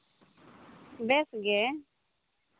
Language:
Santali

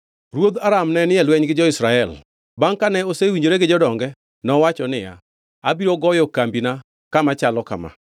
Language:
Luo (Kenya and Tanzania)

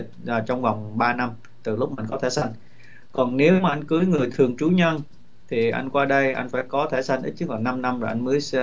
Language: Vietnamese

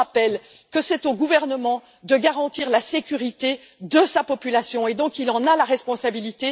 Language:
French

